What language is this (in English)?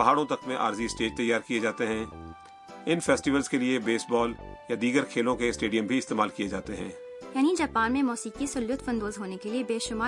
Urdu